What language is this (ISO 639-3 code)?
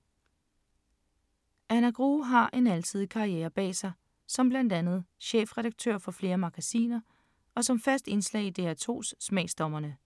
dan